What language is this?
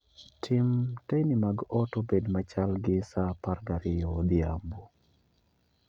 Luo (Kenya and Tanzania)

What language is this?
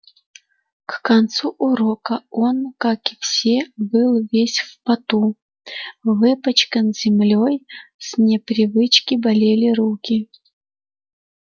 Russian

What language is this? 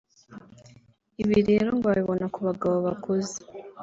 Kinyarwanda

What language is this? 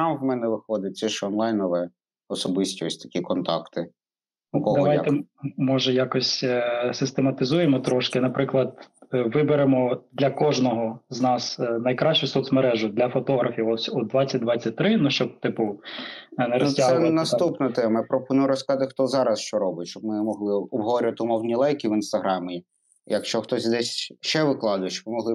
Ukrainian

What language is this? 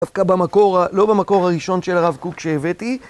Hebrew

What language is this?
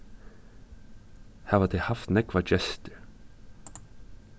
Faroese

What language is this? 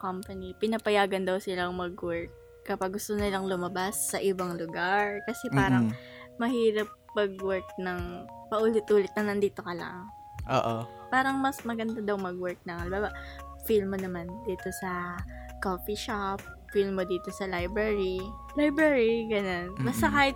Filipino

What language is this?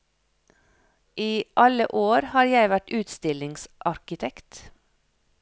Norwegian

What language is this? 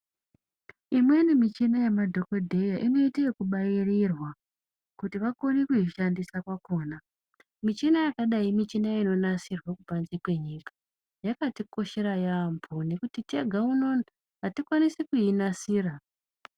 Ndau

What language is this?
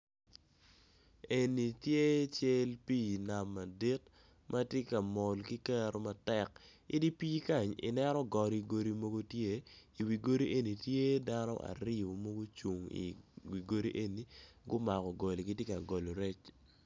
Acoli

